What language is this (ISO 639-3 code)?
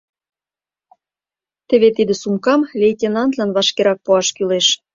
chm